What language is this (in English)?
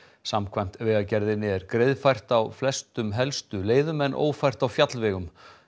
Icelandic